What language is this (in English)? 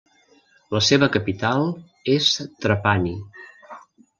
Catalan